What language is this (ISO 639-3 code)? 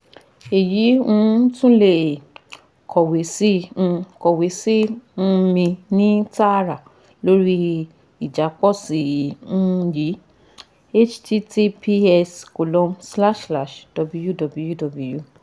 yor